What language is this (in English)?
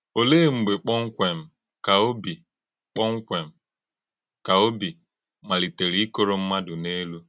Igbo